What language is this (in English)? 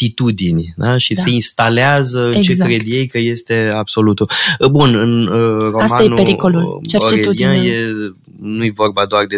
Romanian